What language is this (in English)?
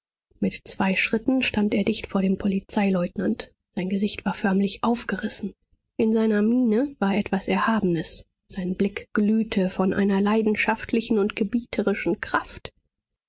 German